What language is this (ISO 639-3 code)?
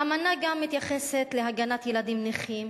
heb